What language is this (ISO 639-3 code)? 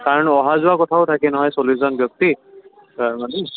asm